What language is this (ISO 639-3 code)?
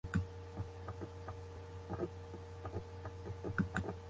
jpn